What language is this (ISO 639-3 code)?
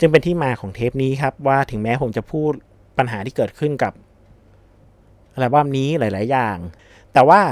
tha